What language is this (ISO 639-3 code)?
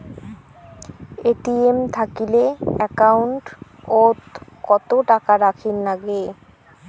ben